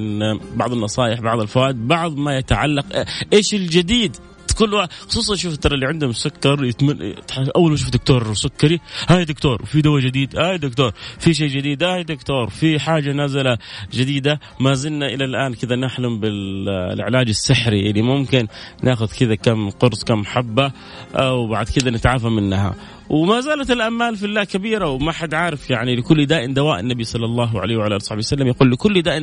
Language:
Arabic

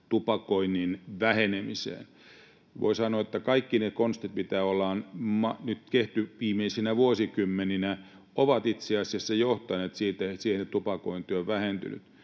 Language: Finnish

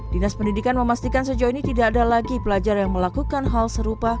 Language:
Indonesian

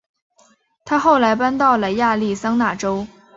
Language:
Chinese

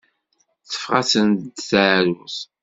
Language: Kabyle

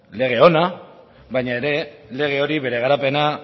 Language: Basque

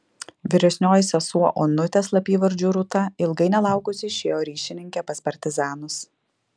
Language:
Lithuanian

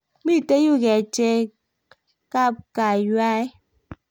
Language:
Kalenjin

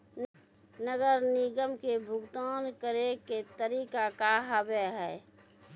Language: Maithili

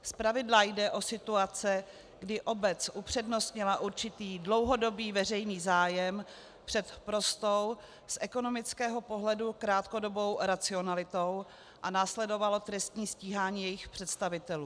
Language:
Czech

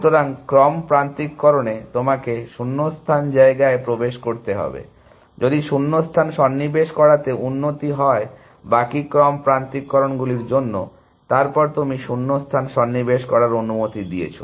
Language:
Bangla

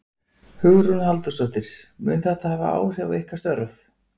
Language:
Icelandic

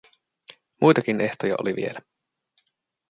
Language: Finnish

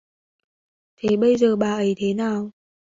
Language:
Vietnamese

